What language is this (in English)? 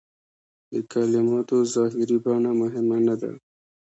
Pashto